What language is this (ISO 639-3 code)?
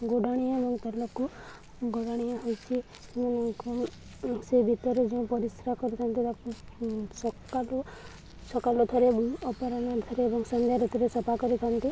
ori